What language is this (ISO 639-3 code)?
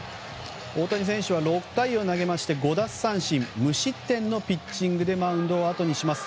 jpn